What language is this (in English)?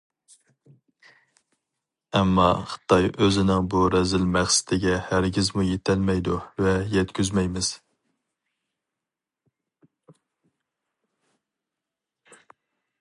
Uyghur